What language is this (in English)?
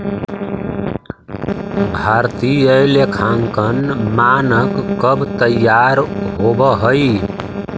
Magahi